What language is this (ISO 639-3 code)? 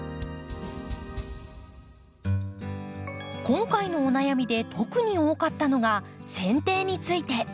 jpn